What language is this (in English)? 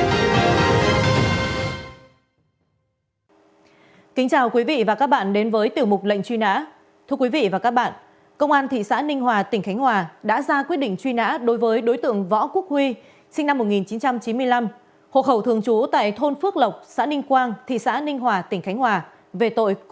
Vietnamese